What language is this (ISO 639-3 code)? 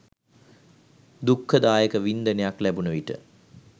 sin